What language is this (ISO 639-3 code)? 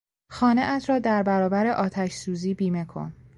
fas